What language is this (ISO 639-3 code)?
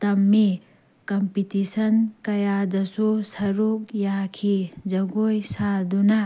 mni